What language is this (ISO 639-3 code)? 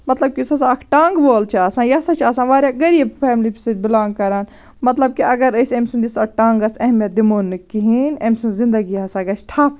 kas